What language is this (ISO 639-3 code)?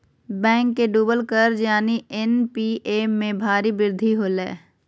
mag